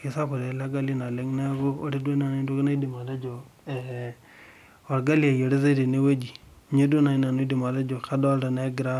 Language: Masai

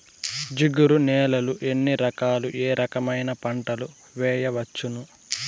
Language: Telugu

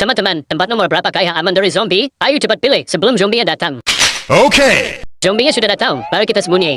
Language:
Indonesian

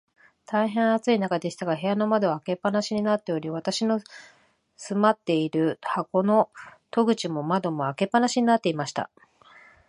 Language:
Japanese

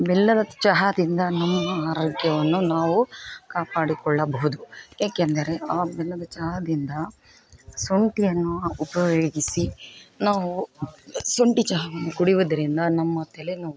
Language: Kannada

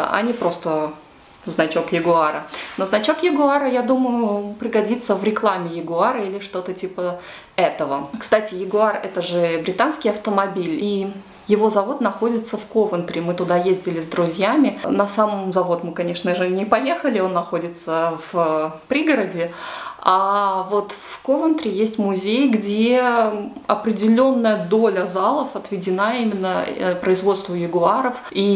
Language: Russian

